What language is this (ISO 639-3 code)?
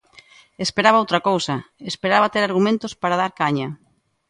glg